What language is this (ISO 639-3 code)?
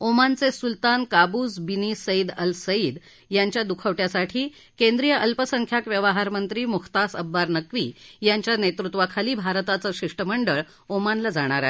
mar